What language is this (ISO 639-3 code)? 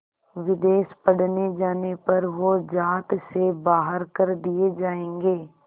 hin